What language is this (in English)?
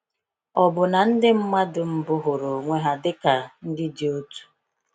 Igbo